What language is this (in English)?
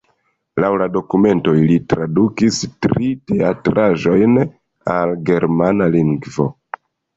Esperanto